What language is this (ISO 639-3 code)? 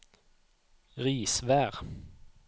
nor